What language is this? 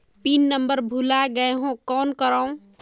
Chhattisgarhi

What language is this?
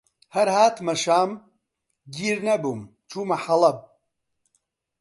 Central Kurdish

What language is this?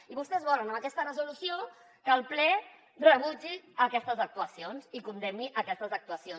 Catalan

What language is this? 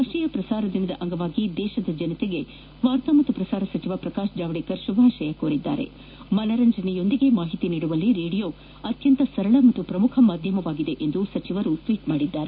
Kannada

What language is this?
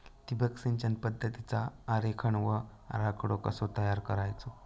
Marathi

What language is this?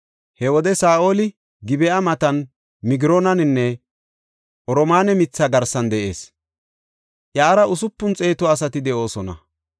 Gofa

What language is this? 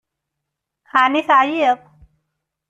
Kabyle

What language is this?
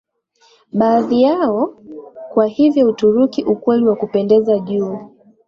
Swahili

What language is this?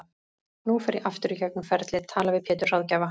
Icelandic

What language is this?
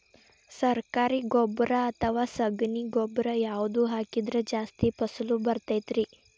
Kannada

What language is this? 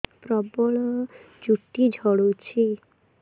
Odia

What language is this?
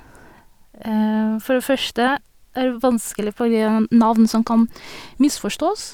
Norwegian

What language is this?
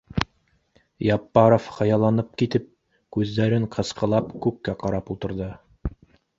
Bashkir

